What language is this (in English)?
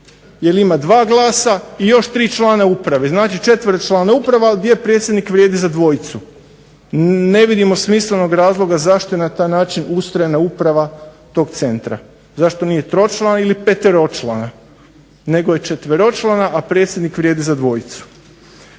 Croatian